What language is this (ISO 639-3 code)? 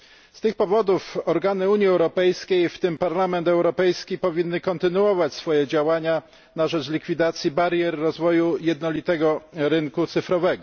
pol